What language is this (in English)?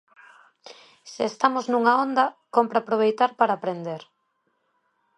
Galician